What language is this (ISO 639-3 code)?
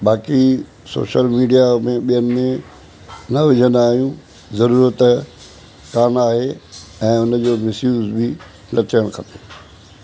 snd